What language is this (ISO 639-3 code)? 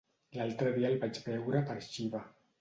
cat